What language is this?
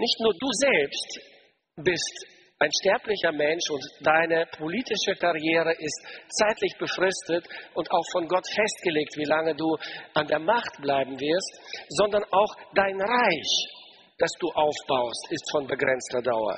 German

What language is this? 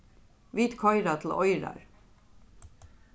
Faroese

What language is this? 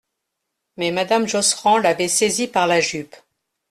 French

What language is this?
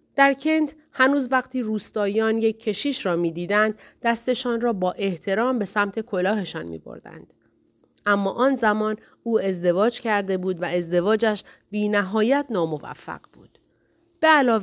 Persian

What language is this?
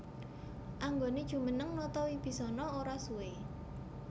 Javanese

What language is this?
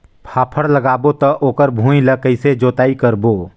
Chhattisgarhi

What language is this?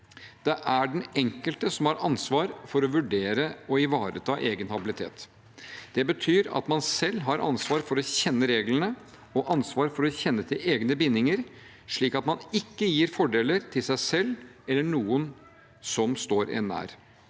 Norwegian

